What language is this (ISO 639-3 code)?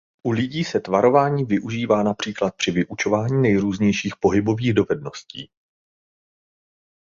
ces